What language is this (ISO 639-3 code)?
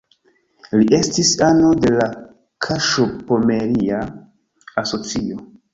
epo